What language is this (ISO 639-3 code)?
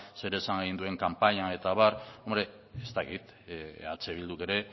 eus